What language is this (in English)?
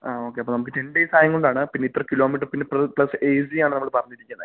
Malayalam